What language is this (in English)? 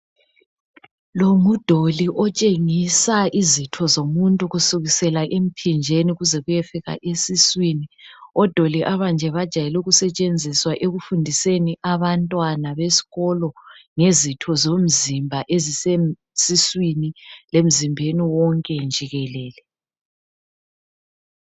North Ndebele